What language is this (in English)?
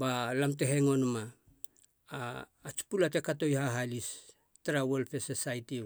Halia